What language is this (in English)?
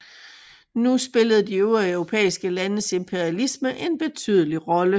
Danish